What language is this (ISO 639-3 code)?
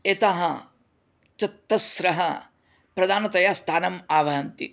san